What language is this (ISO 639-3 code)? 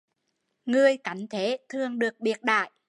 vie